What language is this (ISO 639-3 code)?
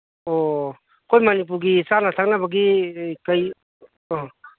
mni